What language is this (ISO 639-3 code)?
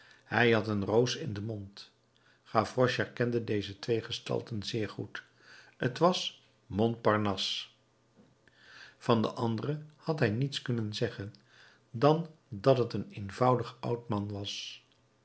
nld